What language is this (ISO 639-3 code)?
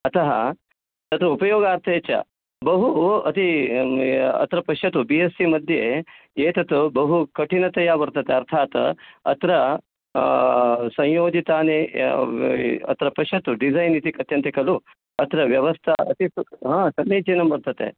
san